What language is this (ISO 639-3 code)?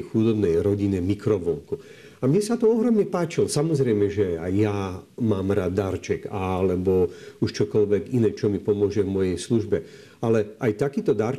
slk